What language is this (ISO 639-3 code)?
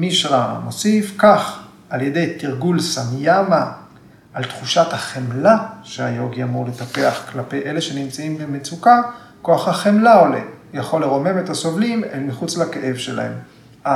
heb